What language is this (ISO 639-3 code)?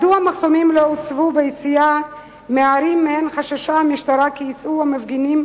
heb